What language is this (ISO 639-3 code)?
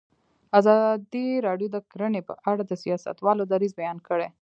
pus